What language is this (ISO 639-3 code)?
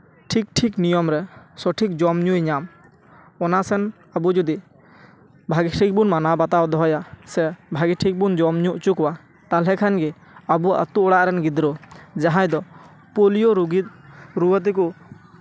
sat